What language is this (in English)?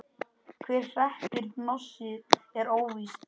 Icelandic